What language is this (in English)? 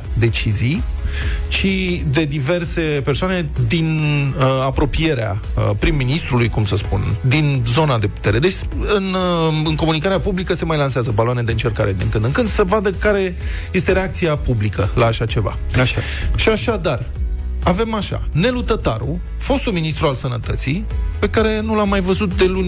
Romanian